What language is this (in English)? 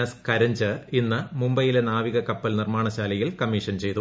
Malayalam